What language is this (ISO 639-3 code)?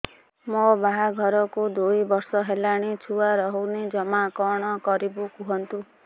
ori